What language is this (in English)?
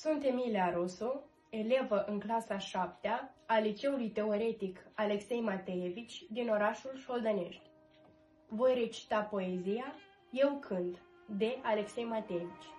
Romanian